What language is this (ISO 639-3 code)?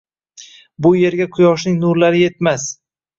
uzb